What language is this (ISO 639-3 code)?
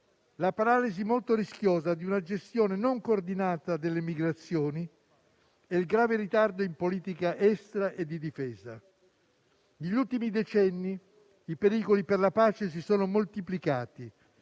ita